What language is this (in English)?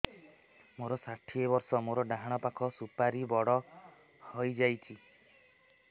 Odia